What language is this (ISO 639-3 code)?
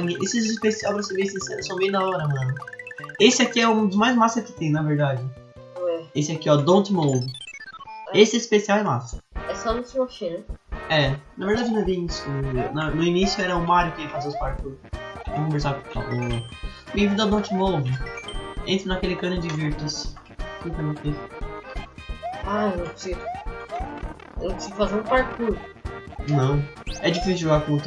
por